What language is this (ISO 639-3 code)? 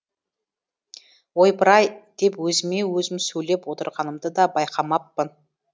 kaz